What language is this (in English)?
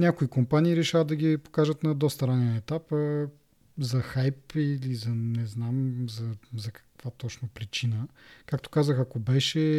Bulgarian